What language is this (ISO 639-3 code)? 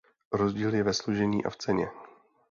ces